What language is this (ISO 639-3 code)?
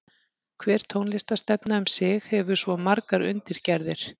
isl